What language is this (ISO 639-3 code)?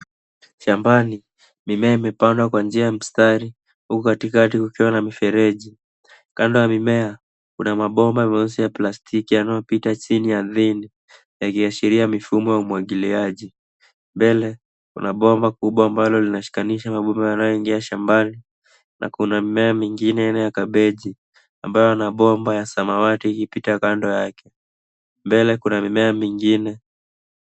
swa